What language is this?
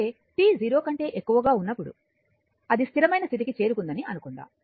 Telugu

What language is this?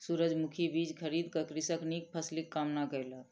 Maithili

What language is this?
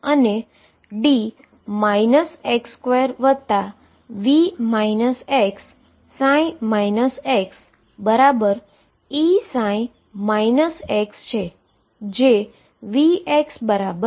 Gujarati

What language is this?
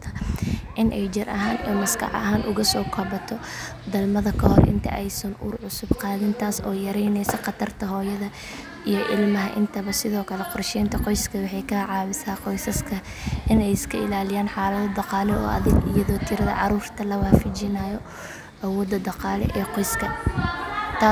Somali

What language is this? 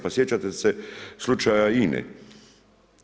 Croatian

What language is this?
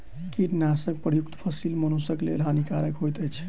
Maithili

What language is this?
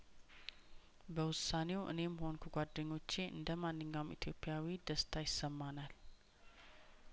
Amharic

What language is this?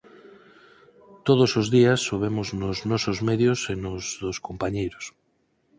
Galician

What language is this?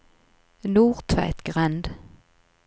Norwegian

